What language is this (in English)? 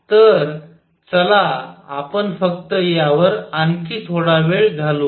Marathi